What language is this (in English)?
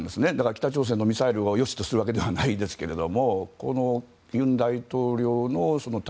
Japanese